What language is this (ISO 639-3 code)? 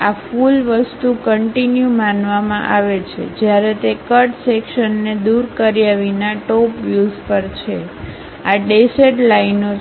guj